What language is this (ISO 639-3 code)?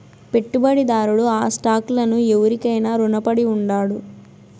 tel